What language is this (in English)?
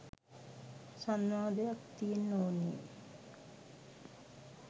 Sinhala